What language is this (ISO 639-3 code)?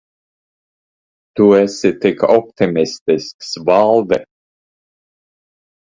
lav